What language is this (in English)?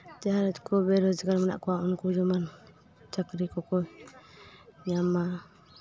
Santali